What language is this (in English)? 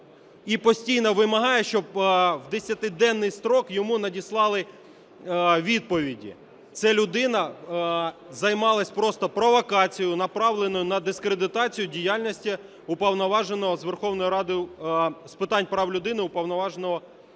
Ukrainian